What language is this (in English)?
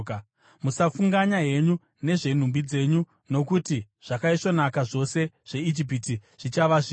Shona